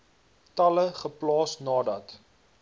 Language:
Afrikaans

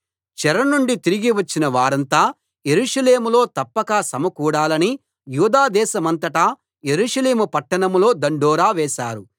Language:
Telugu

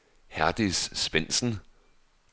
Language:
Danish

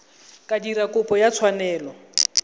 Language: Tswana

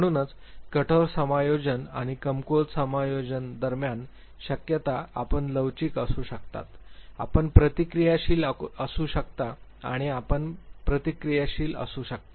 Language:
Marathi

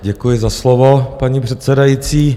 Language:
Czech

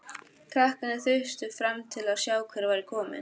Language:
Icelandic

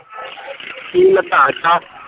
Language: Punjabi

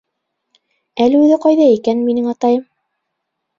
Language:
Bashkir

